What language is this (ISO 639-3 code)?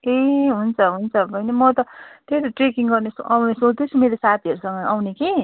nep